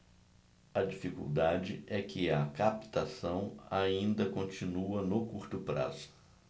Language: Portuguese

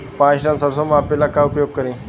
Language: Bhojpuri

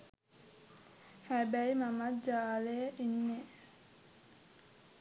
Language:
Sinhala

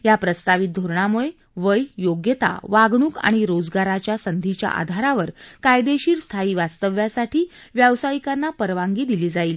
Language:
Marathi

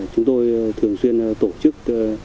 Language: Vietnamese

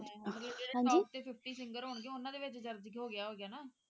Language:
Punjabi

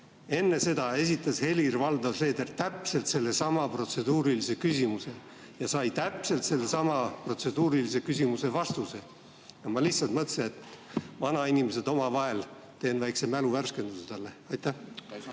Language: Estonian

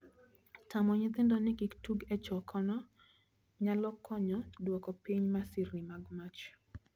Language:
Luo (Kenya and Tanzania)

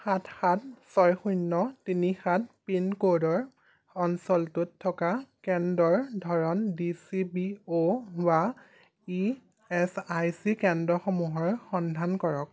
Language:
Assamese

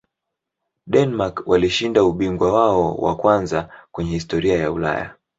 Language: Swahili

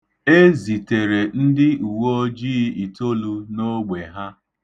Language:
Igbo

